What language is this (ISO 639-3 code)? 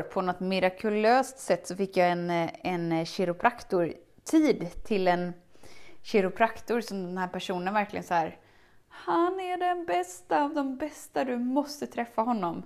swe